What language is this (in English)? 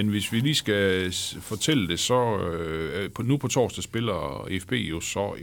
Danish